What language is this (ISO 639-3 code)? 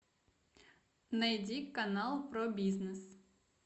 rus